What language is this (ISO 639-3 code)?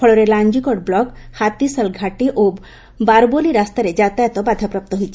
ori